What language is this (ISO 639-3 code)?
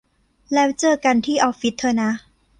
tha